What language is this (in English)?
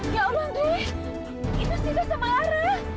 Indonesian